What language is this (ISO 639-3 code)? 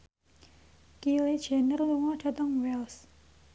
jav